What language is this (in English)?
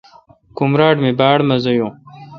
Kalkoti